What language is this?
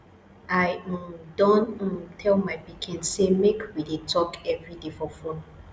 Nigerian Pidgin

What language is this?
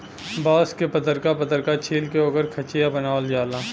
Bhojpuri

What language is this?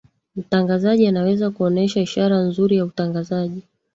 Swahili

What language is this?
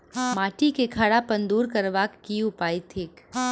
Maithili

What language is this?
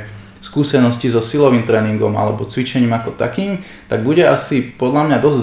Slovak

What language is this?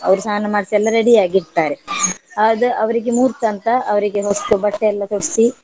Kannada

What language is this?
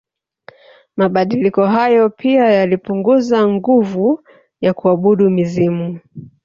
Swahili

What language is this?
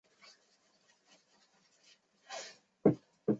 Chinese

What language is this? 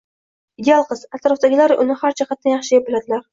Uzbek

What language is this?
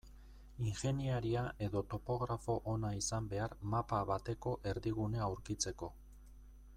Basque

